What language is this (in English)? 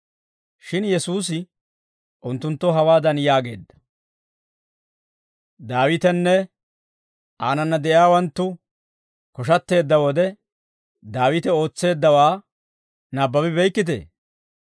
Dawro